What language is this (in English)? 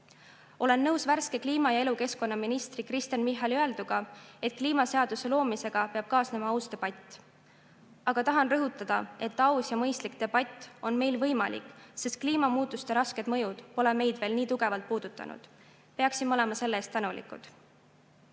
Estonian